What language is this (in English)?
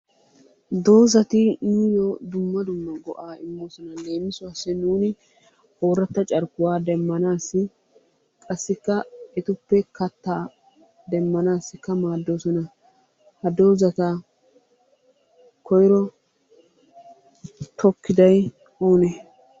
Wolaytta